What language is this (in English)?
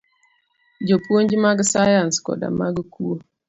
Luo (Kenya and Tanzania)